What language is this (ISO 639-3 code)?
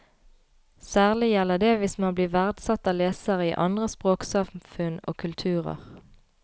nor